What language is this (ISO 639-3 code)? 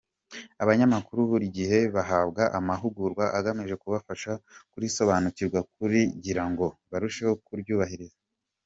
kin